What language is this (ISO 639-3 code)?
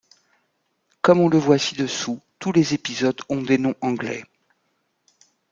fra